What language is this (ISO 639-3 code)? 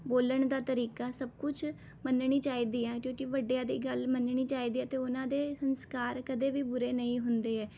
pan